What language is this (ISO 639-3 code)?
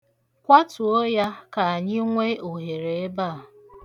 ibo